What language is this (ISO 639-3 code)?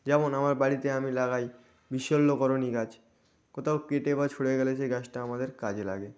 ben